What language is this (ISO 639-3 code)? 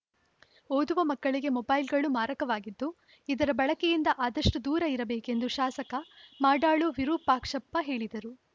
kan